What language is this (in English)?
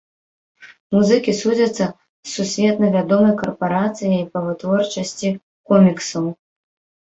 Belarusian